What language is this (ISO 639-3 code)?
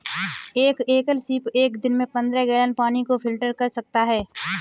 hin